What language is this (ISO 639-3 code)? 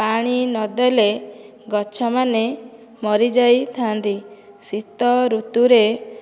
ori